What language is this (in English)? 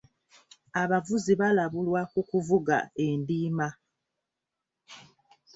Ganda